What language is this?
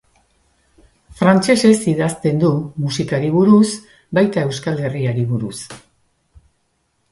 Basque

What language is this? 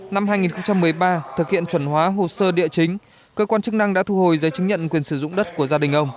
Vietnamese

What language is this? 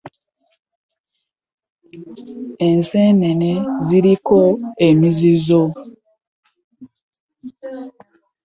Ganda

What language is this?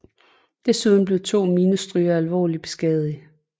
Danish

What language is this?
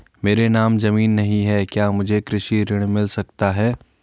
Hindi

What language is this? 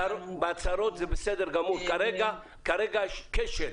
Hebrew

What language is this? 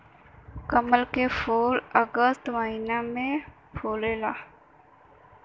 Bhojpuri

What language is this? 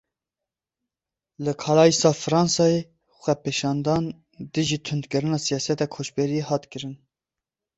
Kurdish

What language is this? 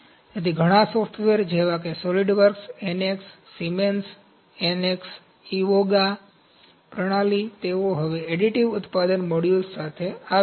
Gujarati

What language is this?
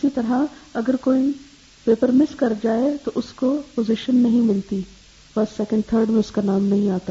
Urdu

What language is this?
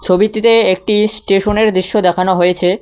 Bangla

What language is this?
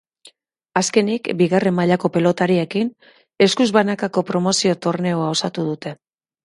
Basque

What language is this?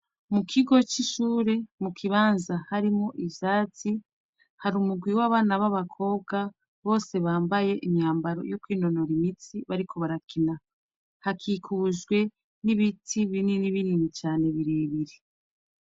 Rundi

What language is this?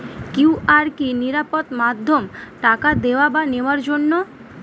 Bangla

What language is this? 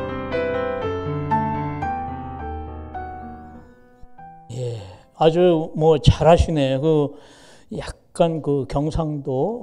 Korean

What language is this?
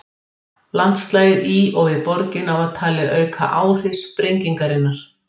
Icelandic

